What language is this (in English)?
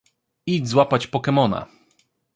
Polish